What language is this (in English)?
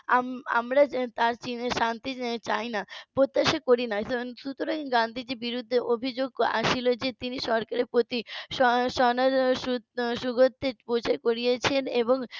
Bangla